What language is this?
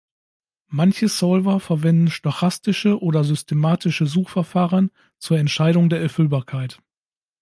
German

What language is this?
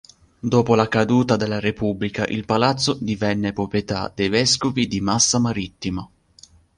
Italian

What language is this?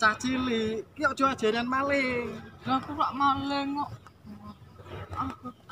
Indonesian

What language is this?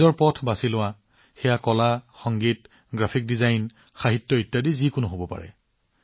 Assamese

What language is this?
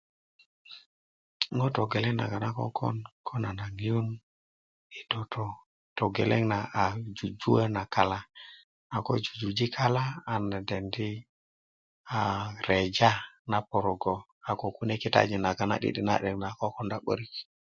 Kuku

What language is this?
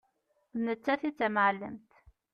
Kabyle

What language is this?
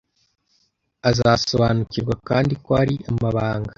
Kinyarwanda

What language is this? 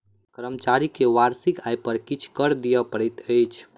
Maithili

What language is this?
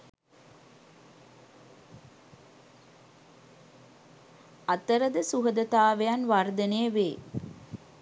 Sinhala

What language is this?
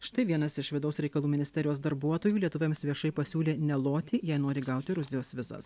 Lithuanian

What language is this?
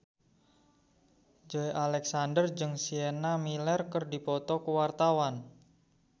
Sundanese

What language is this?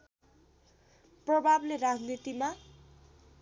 Nepali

